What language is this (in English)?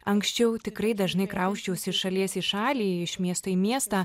Lithuanian